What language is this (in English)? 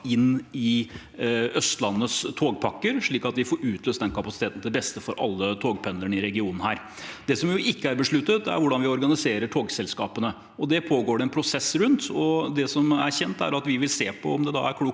Norwegian